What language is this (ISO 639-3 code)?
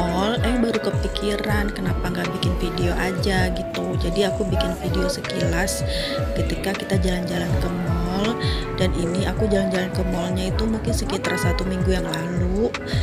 ind